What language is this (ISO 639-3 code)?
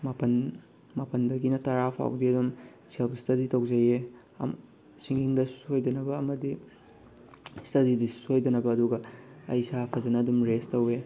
mni